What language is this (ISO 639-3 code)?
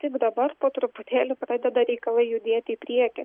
lit